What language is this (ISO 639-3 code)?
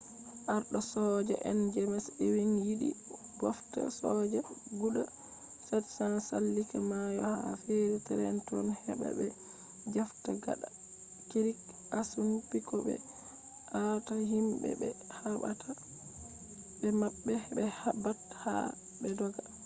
ful